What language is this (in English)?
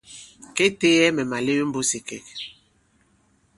Bankon